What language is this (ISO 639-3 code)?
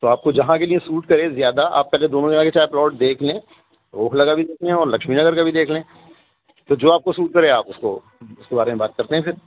urd